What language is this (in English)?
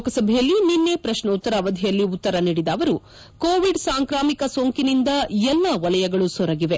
Kannada